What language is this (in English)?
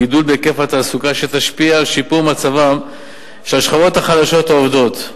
Hebrew